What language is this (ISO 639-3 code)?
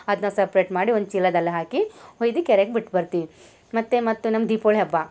kan